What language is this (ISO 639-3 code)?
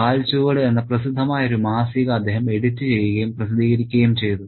mal